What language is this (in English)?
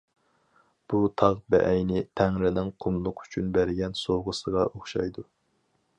Uyghur